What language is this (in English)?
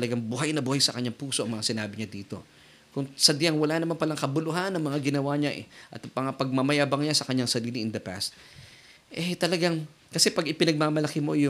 Filipino